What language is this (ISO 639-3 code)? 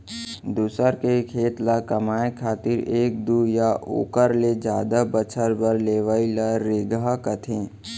hne